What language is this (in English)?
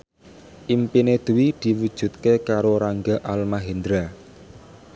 Javanese